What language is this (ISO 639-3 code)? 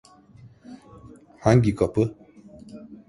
tur